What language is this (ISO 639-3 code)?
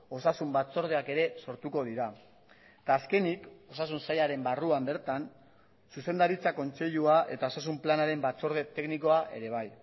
eus